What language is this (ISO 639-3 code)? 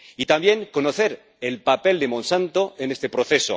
spa